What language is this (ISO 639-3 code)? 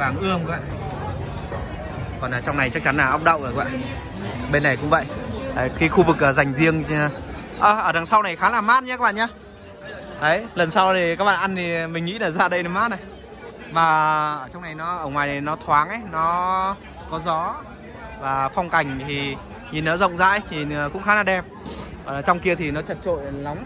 vie